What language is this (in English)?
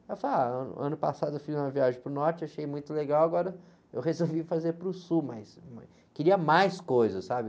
Portuguese